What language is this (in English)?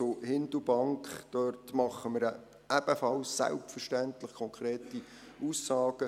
Swiss German